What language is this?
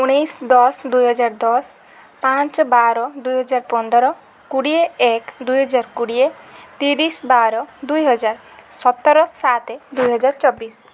Odia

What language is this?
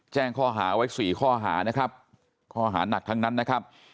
Thai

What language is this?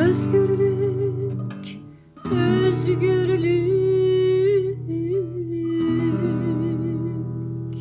Turkish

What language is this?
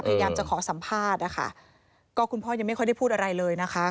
Thai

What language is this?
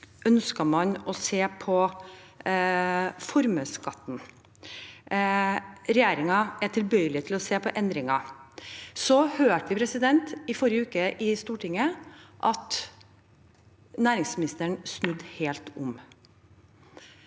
Norwegian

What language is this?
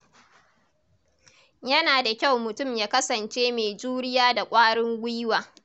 Hausa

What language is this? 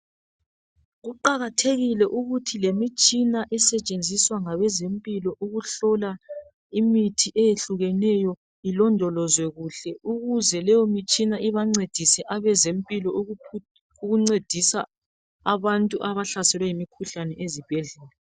North Ndebele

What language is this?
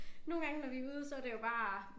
Danish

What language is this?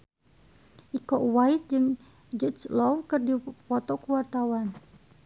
Sundanese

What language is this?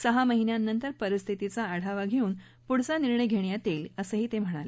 Marathi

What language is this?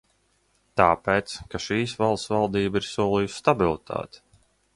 Latvian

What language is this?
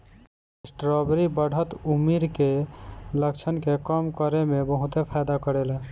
Bhojpuri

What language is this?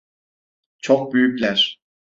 Turkish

